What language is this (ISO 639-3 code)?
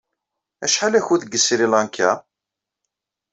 kab